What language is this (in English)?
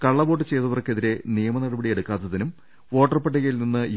Malayalam